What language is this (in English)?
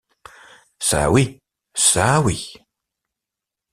French